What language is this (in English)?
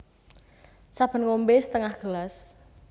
Javanese